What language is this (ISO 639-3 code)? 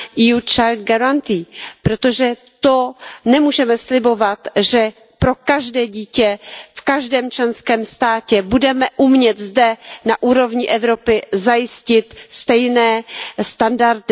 ces